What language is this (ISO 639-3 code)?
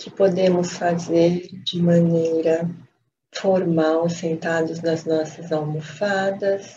por